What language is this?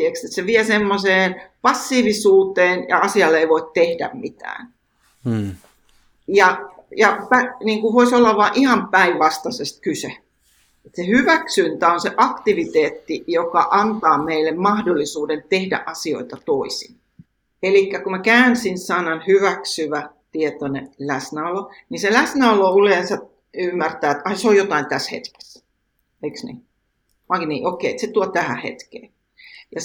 Finnish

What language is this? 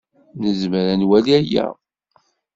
Kabyle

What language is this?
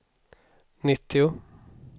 Swedish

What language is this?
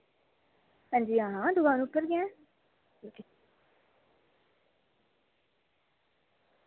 Dogri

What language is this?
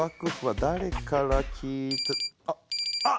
Japanese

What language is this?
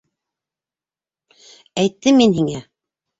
Bashkir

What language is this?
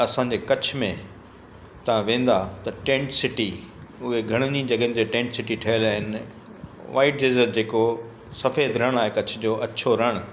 Sindhi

